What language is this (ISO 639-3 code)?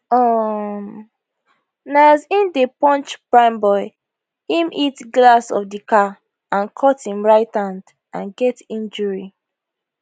pcm